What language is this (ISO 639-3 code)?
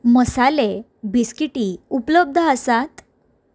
kok